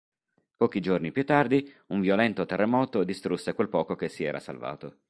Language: Italian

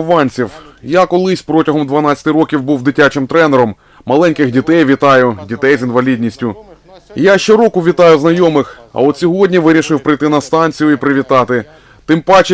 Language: Ukrainian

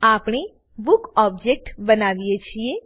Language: Gujarati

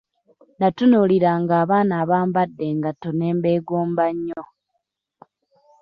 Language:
Ganda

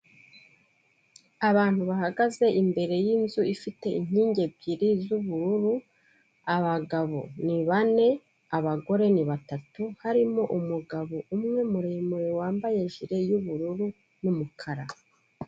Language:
Kinyarwanda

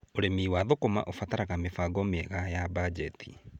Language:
Kikuyu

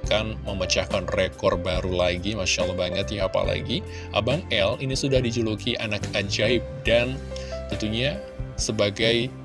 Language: Indonesian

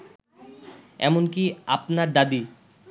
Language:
Bangla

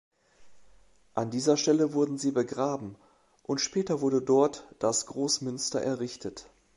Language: German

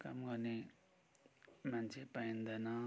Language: Nepali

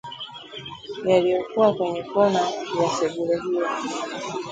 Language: Swahili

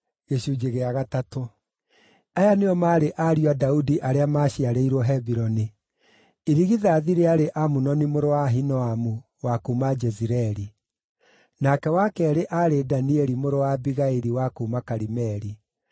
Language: Kikuyu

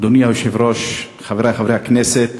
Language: Hebrew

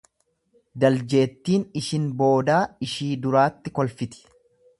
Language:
Oromo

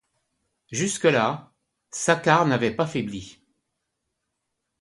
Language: French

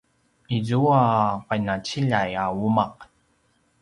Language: Paiwan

